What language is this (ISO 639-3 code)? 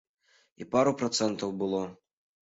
bel